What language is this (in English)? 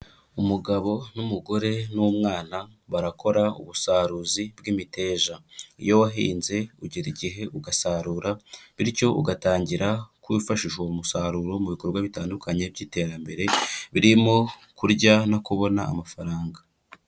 Kinyarwanda